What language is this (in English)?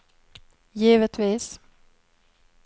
Swedish